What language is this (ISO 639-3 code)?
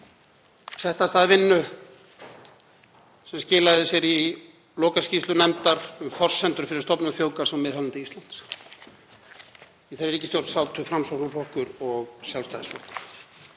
isl